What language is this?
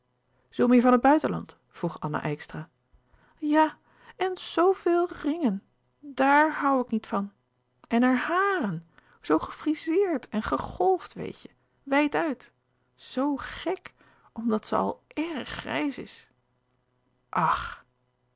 Dutch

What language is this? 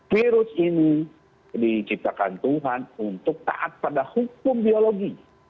Indonesian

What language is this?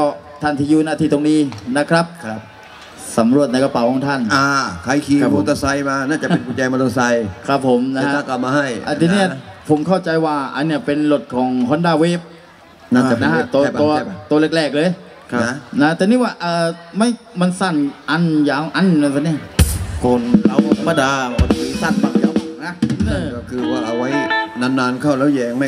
Thai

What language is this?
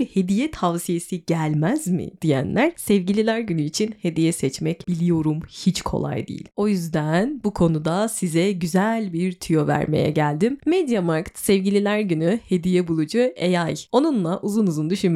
Turkish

